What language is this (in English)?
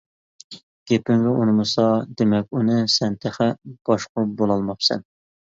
Uyghur